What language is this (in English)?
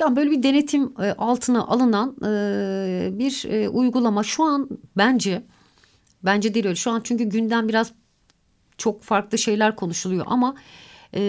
Turkish